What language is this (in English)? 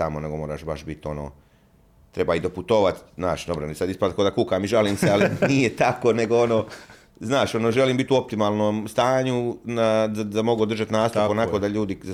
Croatian